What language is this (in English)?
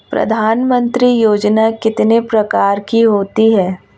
Hindi